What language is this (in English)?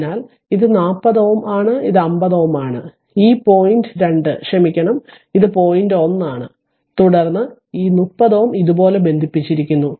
Malayalam